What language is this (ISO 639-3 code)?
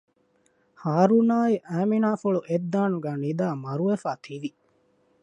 div